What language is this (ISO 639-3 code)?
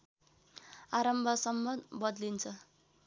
nep